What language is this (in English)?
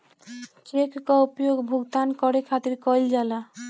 Bhojpuri